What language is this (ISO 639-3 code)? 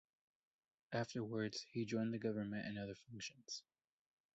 eng